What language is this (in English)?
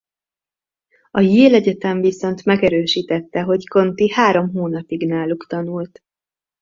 Hungarian